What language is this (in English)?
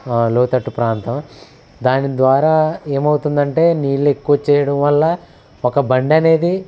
Telugu